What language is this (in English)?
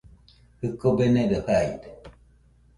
Nüpode Huitoto